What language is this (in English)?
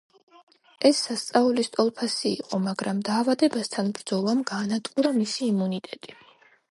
Georgian